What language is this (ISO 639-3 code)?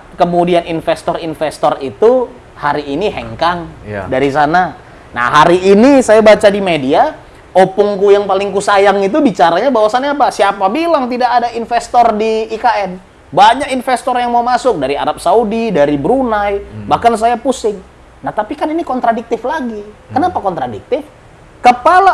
ind